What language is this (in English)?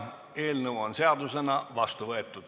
Estonian